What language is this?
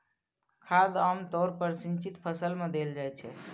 Maithili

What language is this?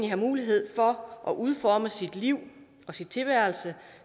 Danish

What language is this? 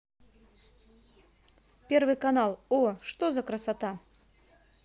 Russian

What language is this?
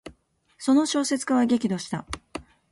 Japanese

